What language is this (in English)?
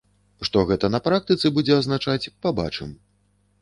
Belarusian